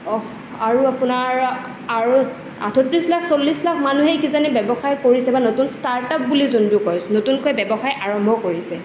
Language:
Assamese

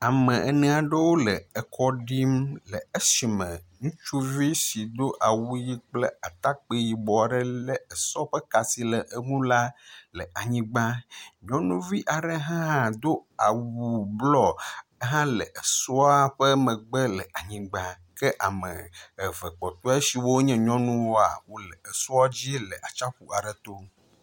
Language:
Ewe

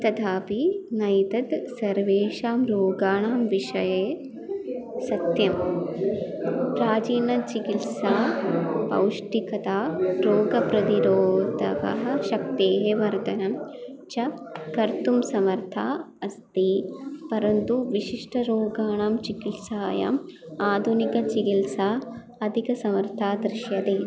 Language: Sanskrit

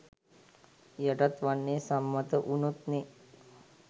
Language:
Sinhala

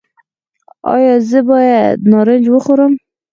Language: Pashto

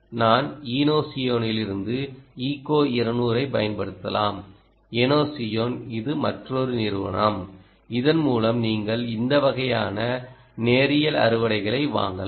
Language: Tamil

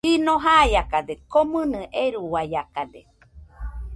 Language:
Nüpode Huitoto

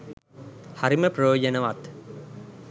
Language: Sinhala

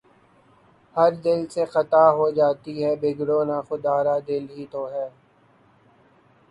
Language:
Urdu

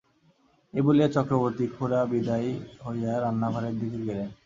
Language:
Bangla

